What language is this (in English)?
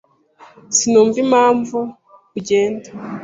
Kinyarwanda